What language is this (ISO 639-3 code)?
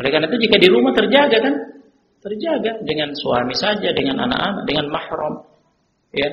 ind